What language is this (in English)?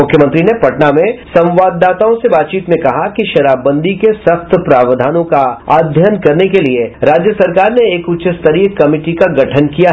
Hindi